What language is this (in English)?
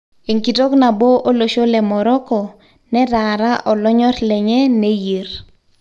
Masai